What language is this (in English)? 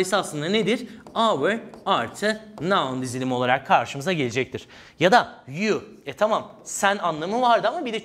Turkish